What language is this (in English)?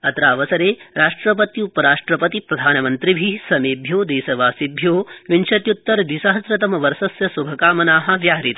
Sanskrit